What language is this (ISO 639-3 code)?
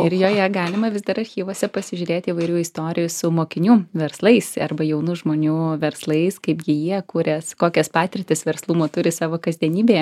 lit